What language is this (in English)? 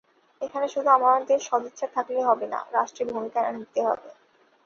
Bangla